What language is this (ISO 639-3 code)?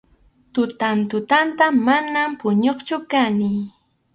qxu